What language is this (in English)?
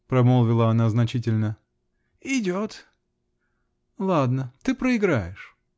Russian